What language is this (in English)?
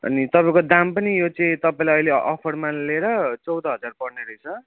Nepali